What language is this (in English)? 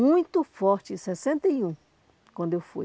Portuguese